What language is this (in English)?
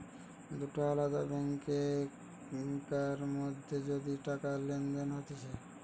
Bangla